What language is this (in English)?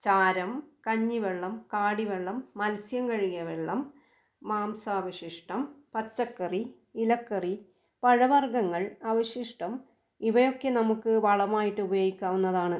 Malayalam